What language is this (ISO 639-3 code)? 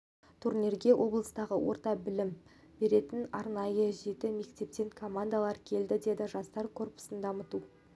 kaz